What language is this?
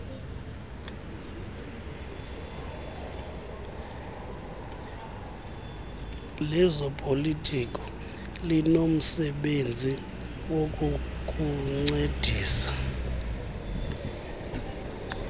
Xhosa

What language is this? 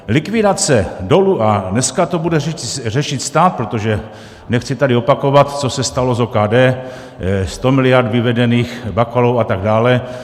Czech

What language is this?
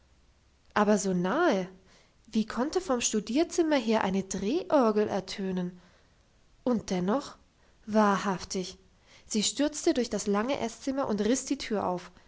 German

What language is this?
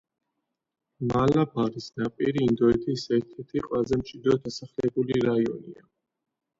Georgian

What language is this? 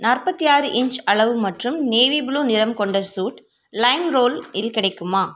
Tamil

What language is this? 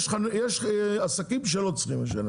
Hebrew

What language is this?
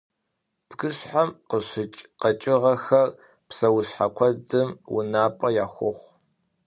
Kabardian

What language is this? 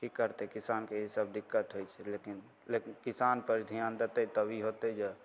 Maithili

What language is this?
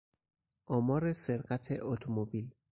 Persian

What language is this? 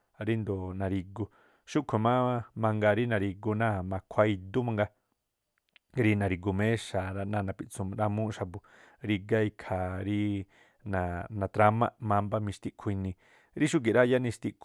Tlacoapa Me'phaa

